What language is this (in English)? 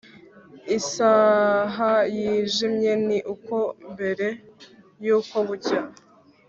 Kinyarwanda